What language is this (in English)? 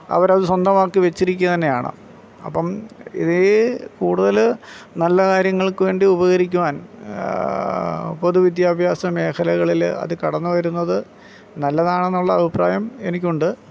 Malayalam